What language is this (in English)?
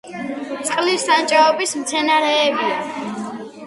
Georgian